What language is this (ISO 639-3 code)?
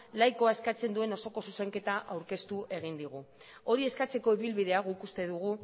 eus